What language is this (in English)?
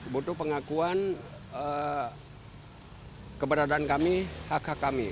Indonesian